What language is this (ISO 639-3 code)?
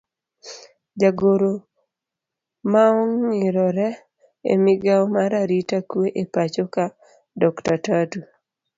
luo